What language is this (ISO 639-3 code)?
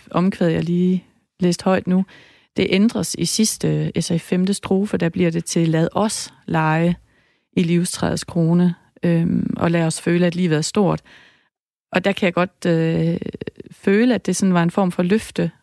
dan